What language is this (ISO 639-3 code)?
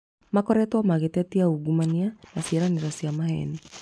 kik